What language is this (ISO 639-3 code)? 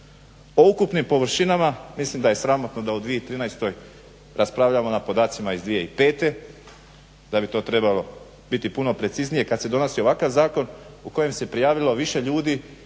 hrv